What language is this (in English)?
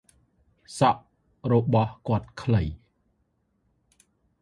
Khmer